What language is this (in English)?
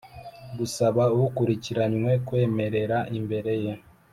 Kinyarwanda